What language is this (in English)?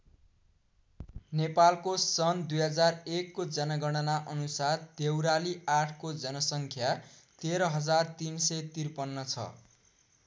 Nepali